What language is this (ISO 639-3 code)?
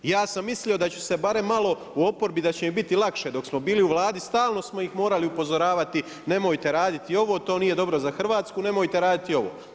hrv